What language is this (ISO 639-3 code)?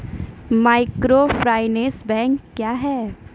mai